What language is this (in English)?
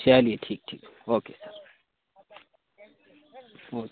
Urdu